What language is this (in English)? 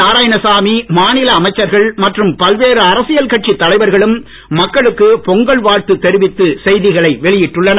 Tamil